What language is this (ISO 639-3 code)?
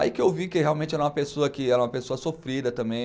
por